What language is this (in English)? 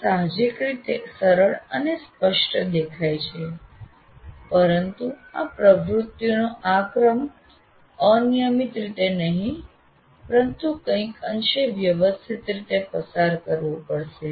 Gujarati